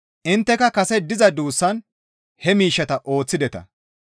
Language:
Gamo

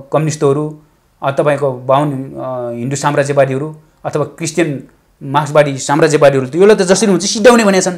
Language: Romanian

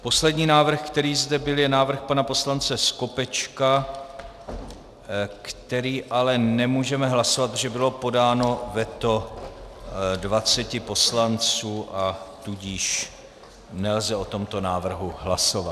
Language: Czech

